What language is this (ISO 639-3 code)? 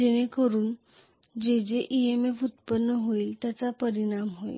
mar